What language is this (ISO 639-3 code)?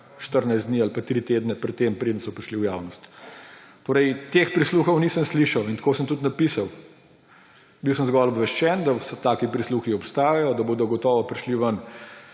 slv